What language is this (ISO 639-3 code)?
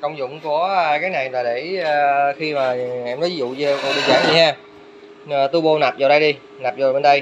vie